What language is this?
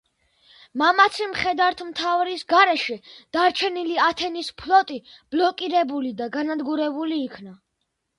Georgian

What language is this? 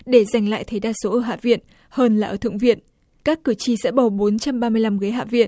Vietnamese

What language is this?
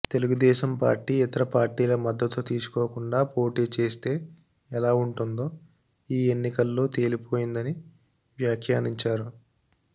Telugu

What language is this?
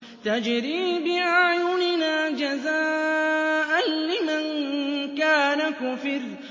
Arabic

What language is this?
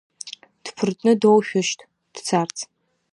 Abkhazian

